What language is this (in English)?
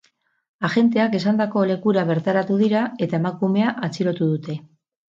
Basque